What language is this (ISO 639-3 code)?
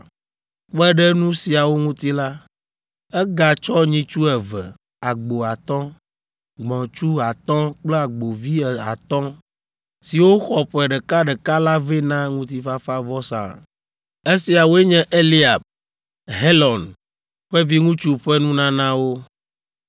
ewe